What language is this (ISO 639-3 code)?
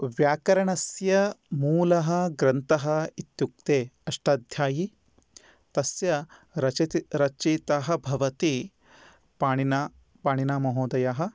san